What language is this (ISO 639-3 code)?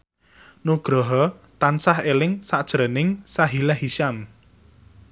jav